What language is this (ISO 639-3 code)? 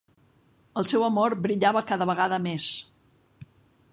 cat